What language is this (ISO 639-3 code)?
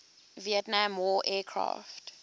eng